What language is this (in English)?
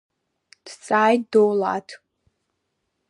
Abkhazian